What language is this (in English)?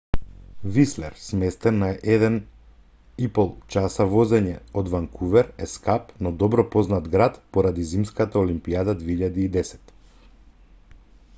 Macedonian